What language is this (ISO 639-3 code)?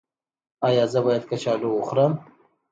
pus